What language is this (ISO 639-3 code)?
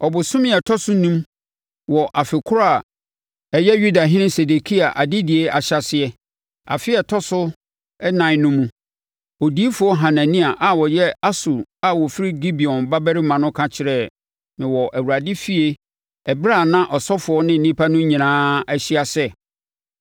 aka